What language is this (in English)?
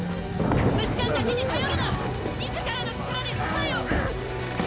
Japanese